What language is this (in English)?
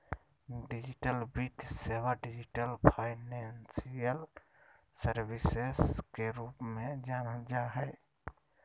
Magahi